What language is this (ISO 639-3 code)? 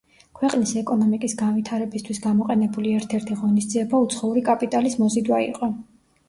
kat